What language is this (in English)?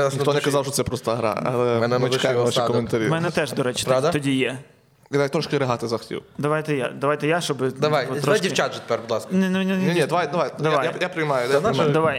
Ukrainian